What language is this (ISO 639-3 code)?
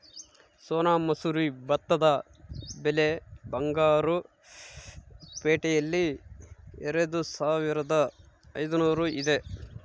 kan